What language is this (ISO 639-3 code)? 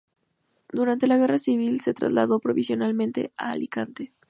spa